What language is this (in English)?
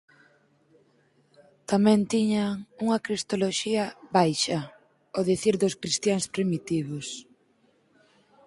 Galician